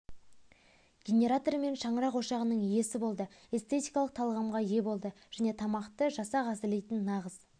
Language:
Kazakh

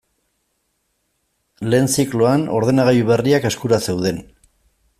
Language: Basque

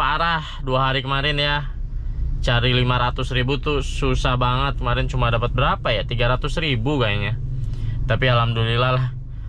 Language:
Indonesian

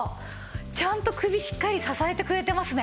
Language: Japanese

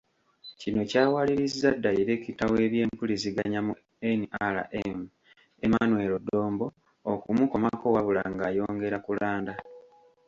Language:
Ganda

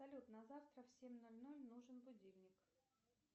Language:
Russian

